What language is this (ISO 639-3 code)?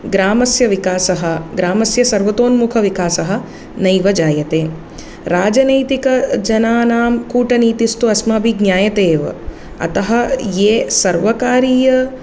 san